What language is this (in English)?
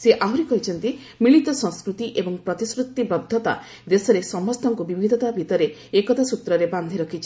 Odia